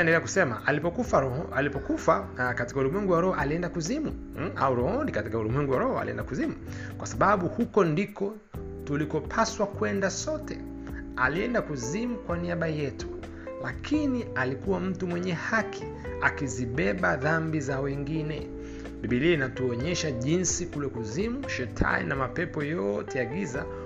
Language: Swahili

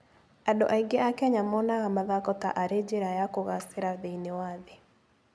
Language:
Kikuyu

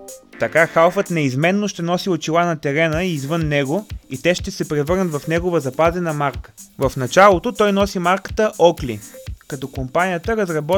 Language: Bulgarian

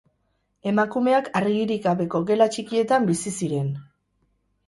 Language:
Basque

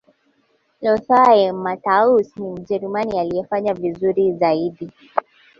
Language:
Swahili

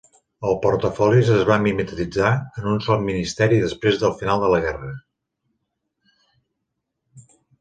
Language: Catalan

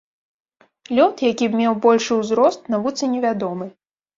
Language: Belarusian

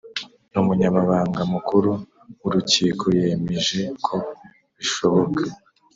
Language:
Kinyarwanda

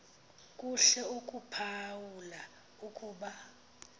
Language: Xhosa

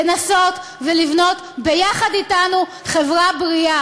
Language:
Hebrew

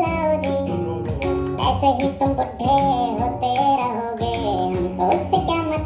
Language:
Hindi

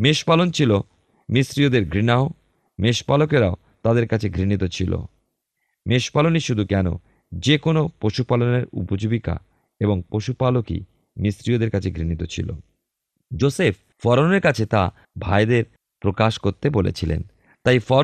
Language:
Bangla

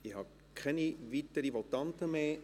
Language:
Swiss German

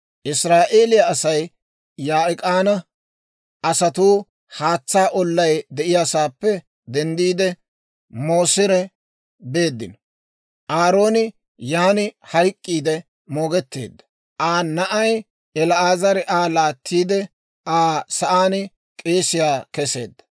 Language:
Dawro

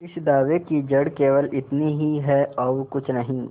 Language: Hindi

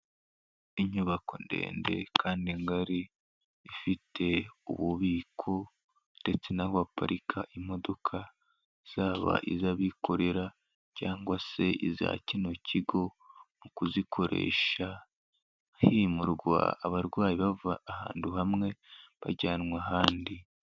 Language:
Kinyarwanda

